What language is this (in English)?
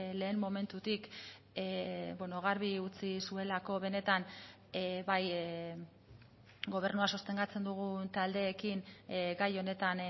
Basque